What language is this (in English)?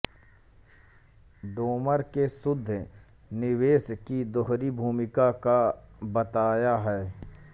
Hindi